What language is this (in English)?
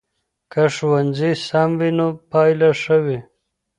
Pashto